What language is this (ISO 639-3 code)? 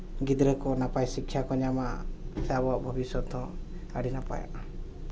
sat